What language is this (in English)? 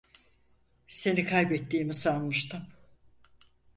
Turkish